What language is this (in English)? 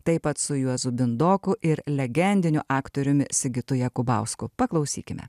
Lithuanian